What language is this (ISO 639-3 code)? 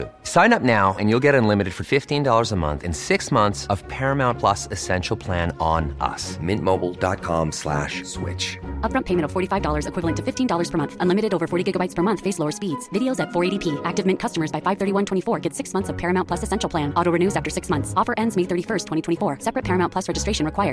urd